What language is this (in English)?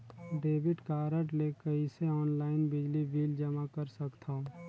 Chhattisgarhi